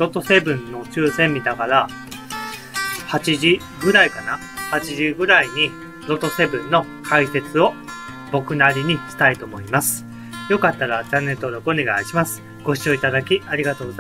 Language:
Japanese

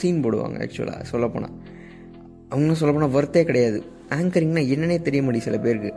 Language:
Tamil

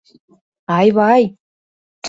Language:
Mari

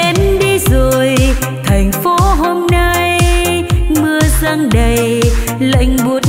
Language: Vietnamese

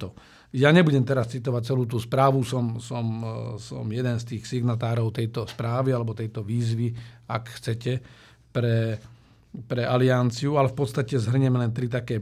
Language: Slovak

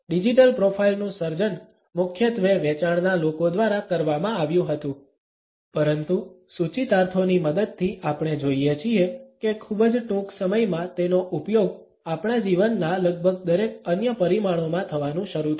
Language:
Gujarati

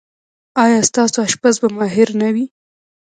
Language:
Pashto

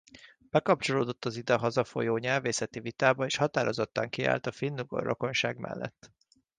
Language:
Hungarian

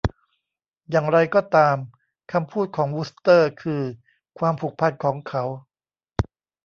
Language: Thai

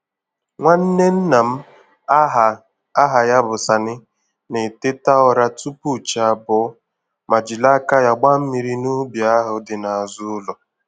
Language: Igbo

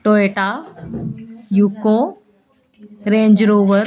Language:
Punjabi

